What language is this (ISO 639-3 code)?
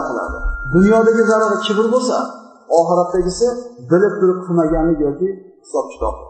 tur